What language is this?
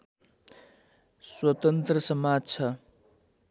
Nepali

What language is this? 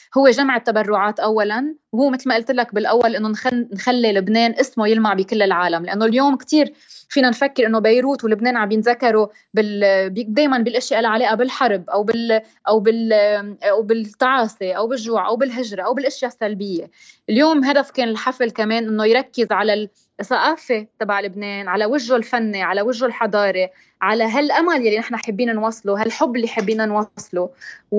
Arabic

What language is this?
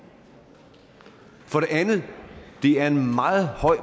Danish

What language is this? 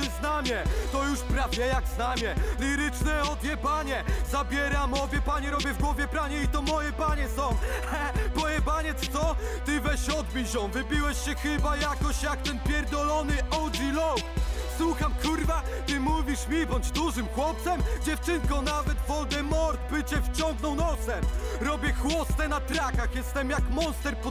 Polish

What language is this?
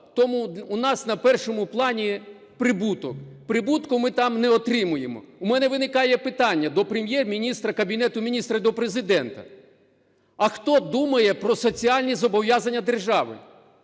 Ukrainian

